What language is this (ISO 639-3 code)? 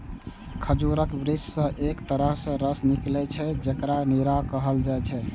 mai